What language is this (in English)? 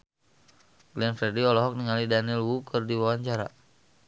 Sundanese